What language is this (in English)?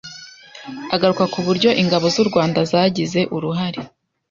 Kinyarwanda